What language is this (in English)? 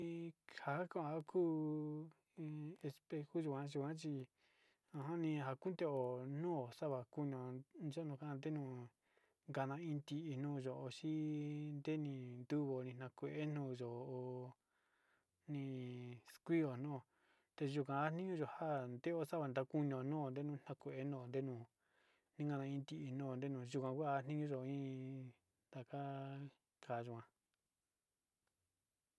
Sinicahua Mixtec